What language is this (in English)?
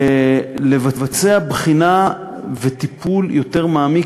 Hebrew